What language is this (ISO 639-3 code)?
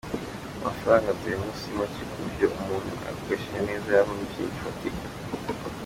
kin